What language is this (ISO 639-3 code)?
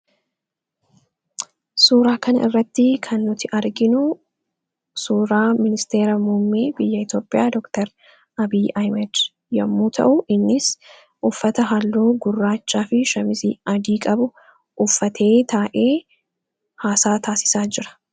orm